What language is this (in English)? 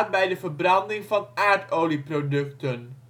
Dutch